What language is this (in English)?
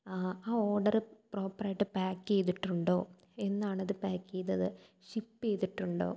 Malayalam